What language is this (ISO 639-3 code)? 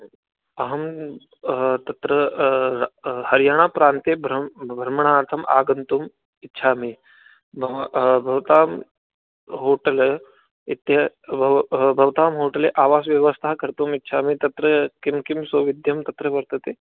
san